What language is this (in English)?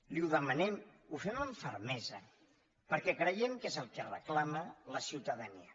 Catalan